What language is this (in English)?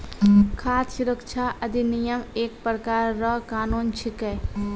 Maithili